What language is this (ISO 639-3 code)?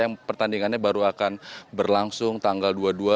ind